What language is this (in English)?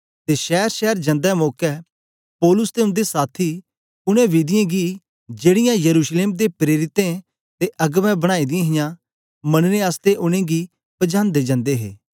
Dogri